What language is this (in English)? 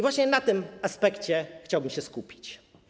Polish